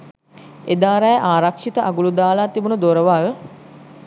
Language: Sinhala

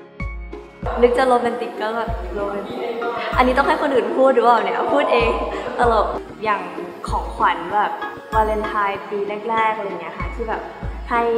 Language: Thai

